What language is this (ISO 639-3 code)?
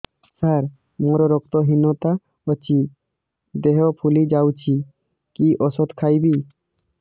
ori